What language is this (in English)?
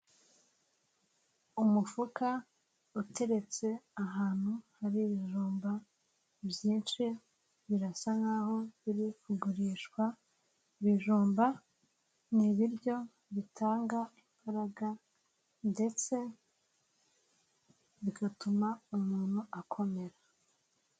Kinyarwanda